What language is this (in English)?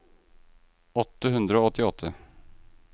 Norwegian